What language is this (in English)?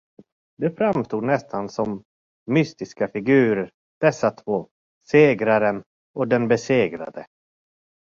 Swedish